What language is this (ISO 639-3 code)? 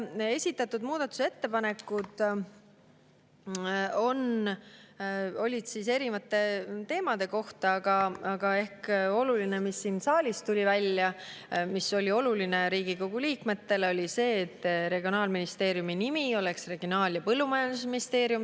est